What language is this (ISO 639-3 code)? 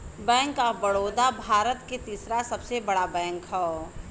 bho